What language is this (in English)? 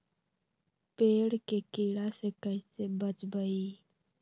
Magahi